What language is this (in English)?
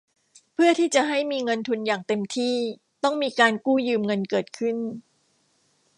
Thai